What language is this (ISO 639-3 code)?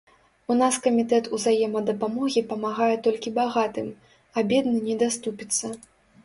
bel